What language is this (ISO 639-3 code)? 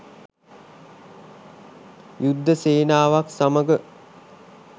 sin